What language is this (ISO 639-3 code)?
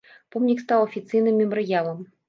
bel